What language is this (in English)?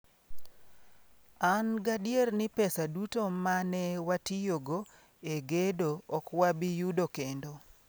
Luo (Kenya and Tanzania)